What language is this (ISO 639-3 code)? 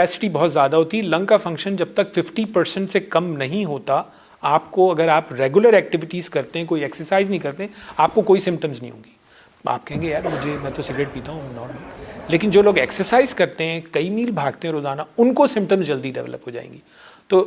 urd